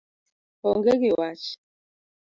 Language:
Luo (Kenya and Tanzania)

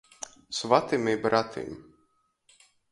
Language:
Latgalian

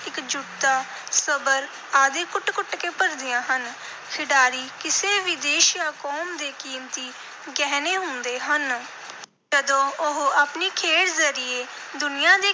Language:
Punjabi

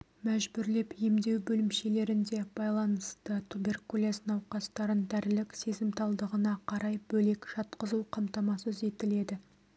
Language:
Kazakh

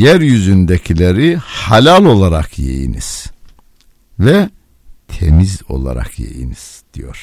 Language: Turkish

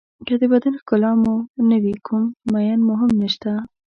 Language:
Pashto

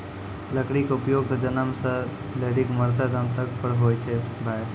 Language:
Maithili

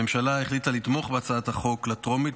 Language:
Hebrew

